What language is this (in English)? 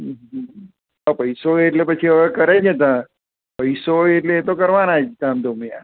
Gujarati